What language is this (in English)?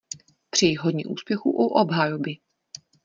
Czech